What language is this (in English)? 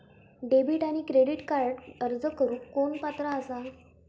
Marathi